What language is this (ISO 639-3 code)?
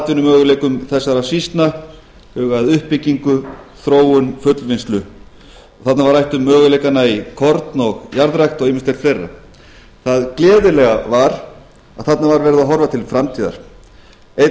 isl